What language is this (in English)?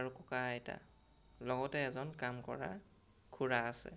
Assamese